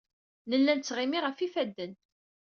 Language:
Kabyle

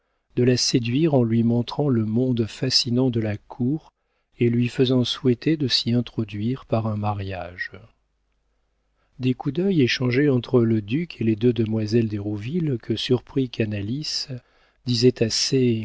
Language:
French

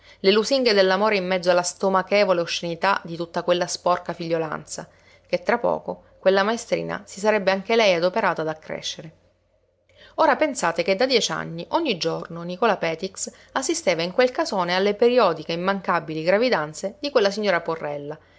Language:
Italian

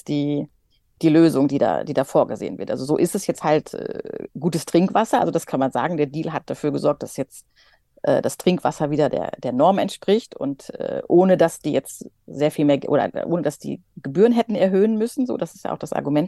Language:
German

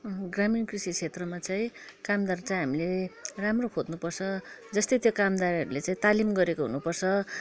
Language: Nepali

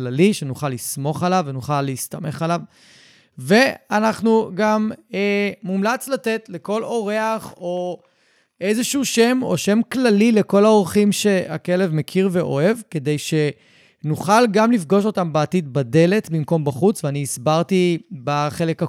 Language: Hebrew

